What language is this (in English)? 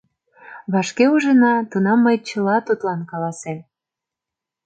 Mari